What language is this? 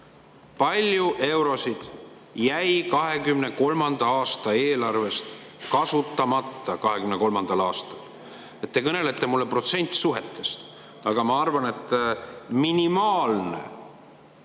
Estonian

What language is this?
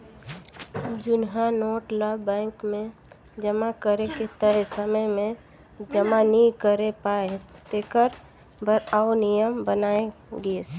Chhattisgarhi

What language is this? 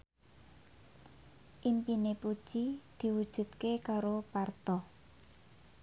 Javanese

